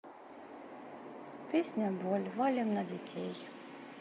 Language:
Russian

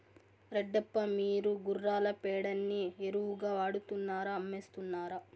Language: Telugu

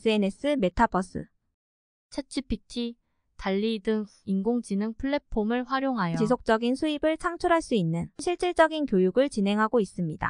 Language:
Korean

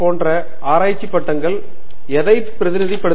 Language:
Tamil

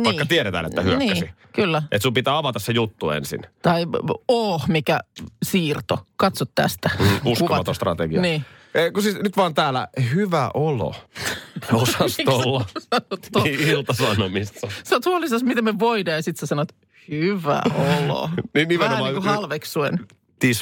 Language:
Finnish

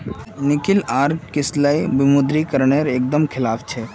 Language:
Magahi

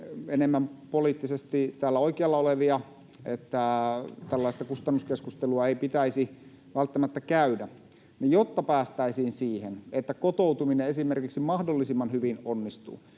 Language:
Finnish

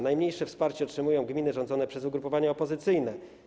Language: Polish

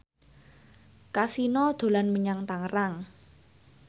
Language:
Javanese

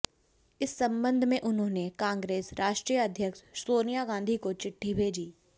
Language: Hindi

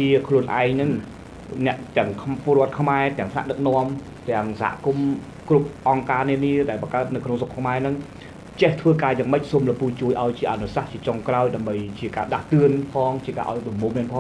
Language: Thai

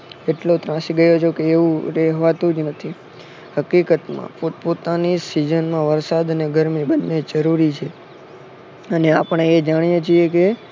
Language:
Gujarati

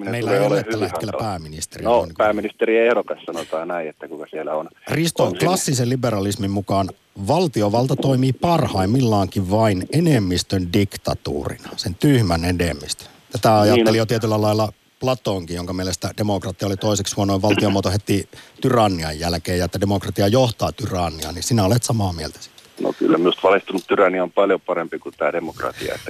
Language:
Finnish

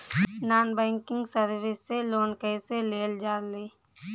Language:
Bhojpuri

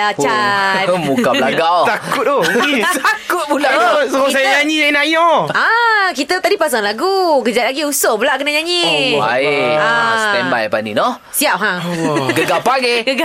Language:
Malay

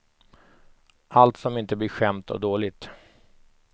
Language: Swedish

